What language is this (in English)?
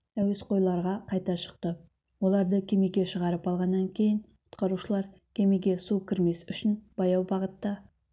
Kazakh